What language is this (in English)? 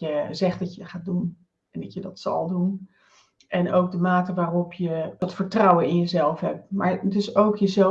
Dutch